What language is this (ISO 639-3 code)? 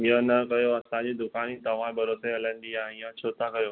snd